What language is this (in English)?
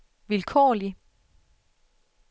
Danish